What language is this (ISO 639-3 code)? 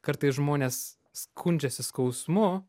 lit